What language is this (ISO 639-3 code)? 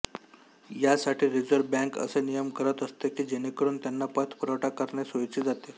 mar